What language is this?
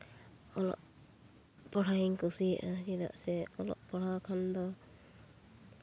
Santali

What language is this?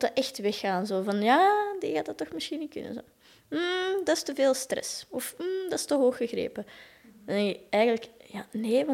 Dutch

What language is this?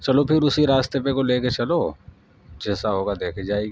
Urdu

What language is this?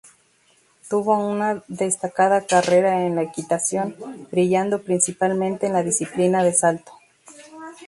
Spanish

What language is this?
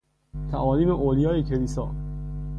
Persian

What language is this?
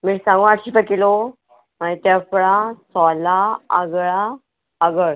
Konkani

